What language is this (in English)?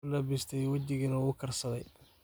Somali